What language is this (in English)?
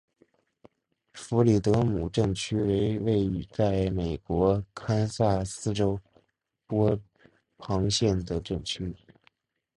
Chinese